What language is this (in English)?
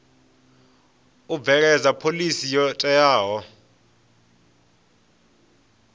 Venda